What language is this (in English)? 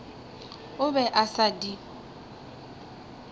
Northern Sotho